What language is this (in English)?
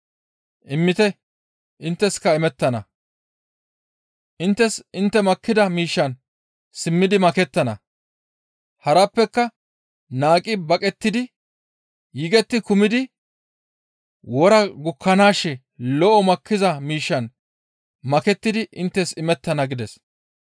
Gamo